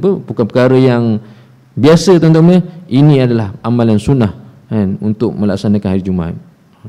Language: Malay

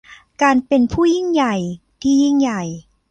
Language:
Thai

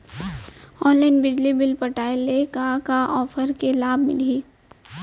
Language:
Chhattisgarhi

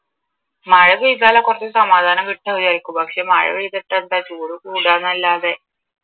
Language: Malayalam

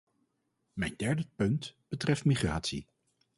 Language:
Dutch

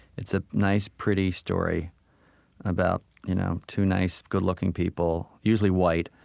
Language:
English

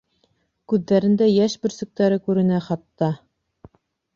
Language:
Bashkir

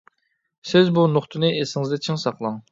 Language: Uyghur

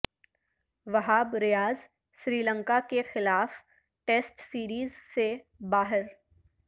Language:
Urdu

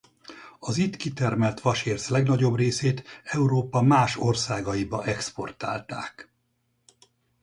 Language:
Hungarian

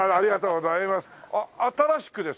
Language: Japanese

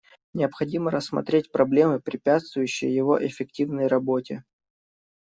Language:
Russian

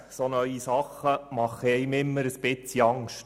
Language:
Swiss German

